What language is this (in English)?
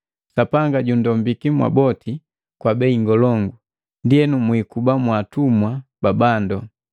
Matengo